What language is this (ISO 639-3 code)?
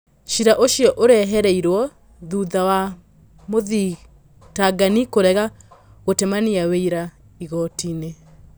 kik